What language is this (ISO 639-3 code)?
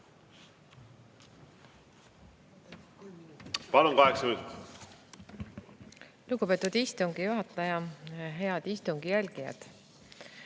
est